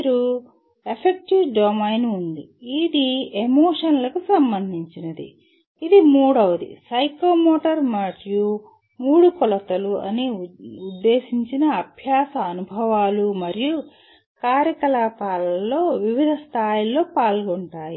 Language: Telugu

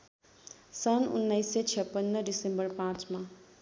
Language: Nepali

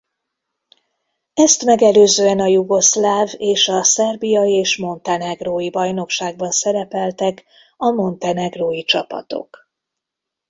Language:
Hungarian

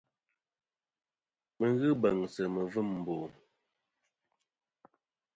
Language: Kom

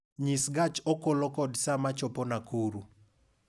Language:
Luo (Kenya and Tanzania)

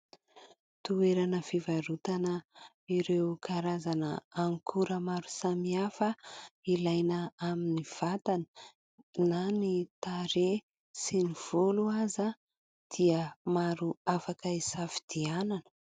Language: Malagasy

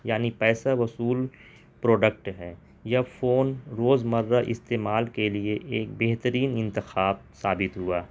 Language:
Urdu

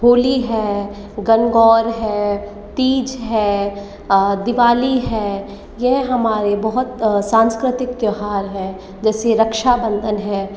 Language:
Hindi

